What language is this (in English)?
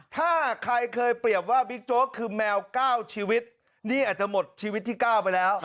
Thai